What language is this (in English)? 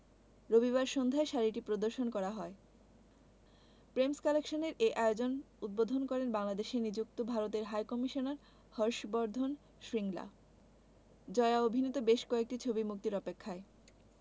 Bangla